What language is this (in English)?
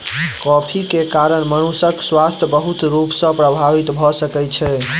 Maithili